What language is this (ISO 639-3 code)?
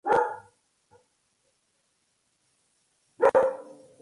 spa